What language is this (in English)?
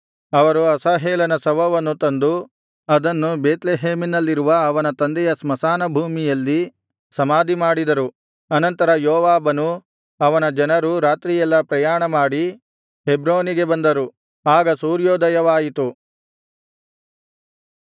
Kannada